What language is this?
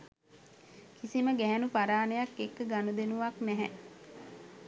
Sinhala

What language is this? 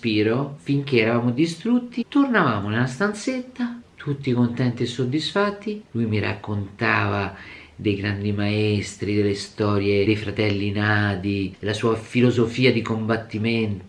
Italian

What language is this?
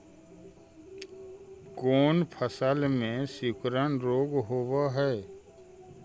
Magahi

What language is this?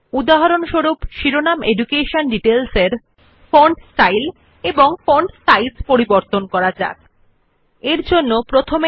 Bangla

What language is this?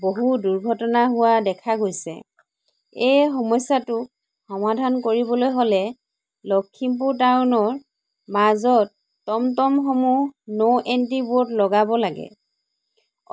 Assamese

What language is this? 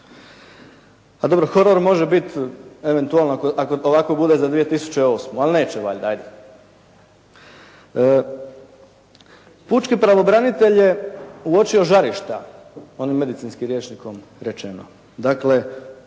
Croatian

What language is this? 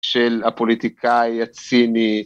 Hebrew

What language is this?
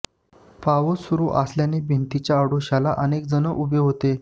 Marathi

